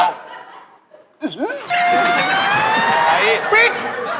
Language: Thai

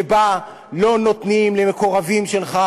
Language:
Hebrew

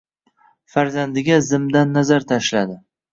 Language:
Uzbek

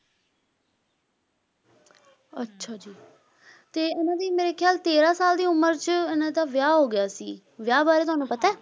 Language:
Punjabi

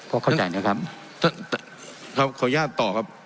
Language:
Thai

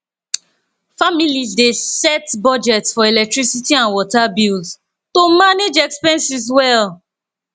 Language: Nigerian Pidgin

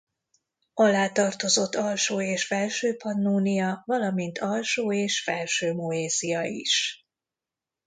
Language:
Hungarian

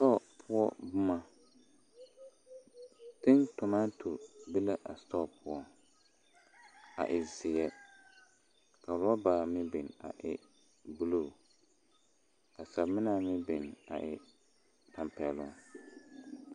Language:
Southern Dagaare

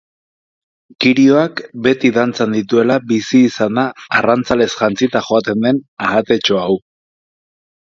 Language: Basque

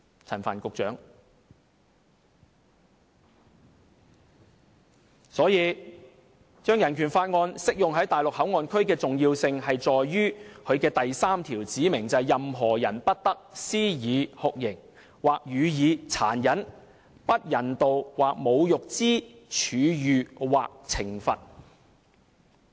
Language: Cantonese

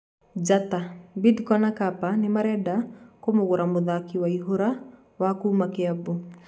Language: Kikuyu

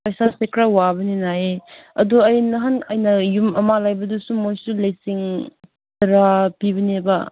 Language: Manipuri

